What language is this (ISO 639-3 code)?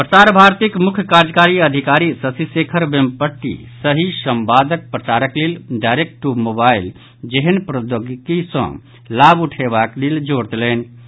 mai